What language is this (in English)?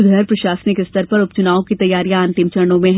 Hindi